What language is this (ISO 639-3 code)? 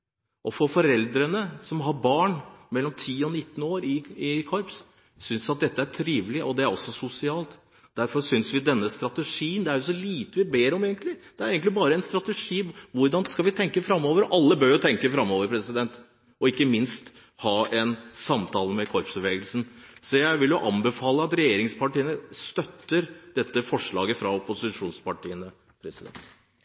nob